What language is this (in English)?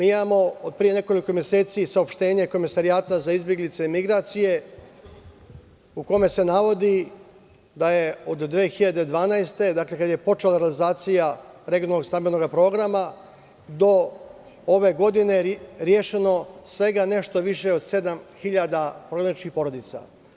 Serbian